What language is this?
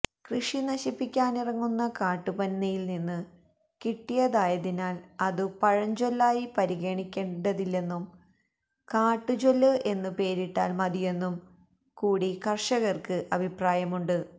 Malayalam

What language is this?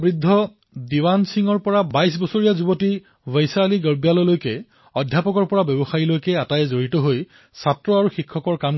Assamese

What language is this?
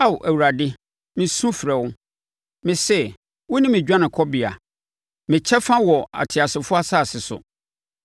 Akan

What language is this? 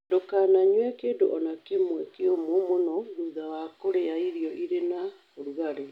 Kikuyu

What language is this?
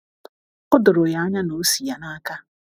Igbo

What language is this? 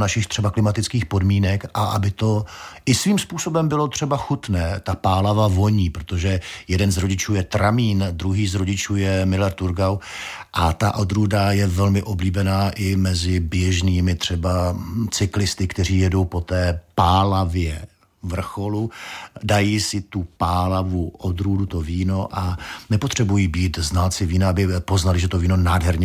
Czech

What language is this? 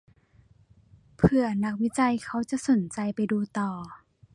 Thai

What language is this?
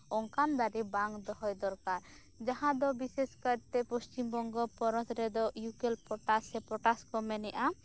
Santali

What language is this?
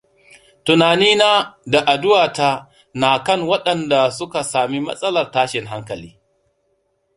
Hausa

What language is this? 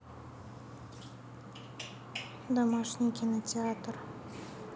Russian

